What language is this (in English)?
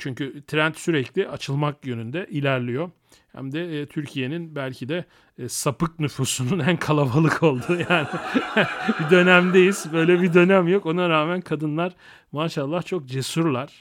Turkish